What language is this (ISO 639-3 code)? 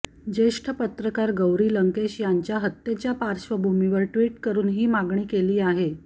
mar